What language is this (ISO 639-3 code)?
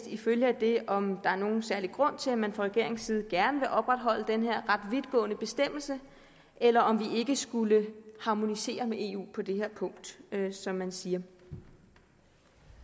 dan